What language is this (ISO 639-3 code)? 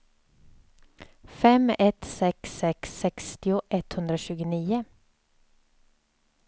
swe